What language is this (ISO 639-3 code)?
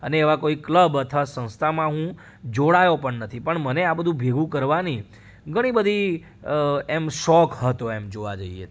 guj